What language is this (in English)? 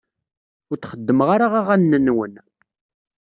Kabyle